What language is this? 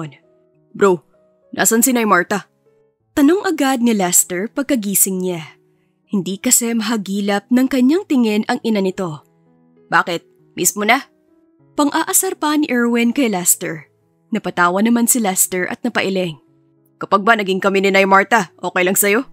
Filipino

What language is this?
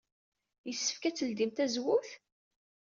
Kabyle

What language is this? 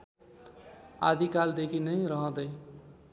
Nepali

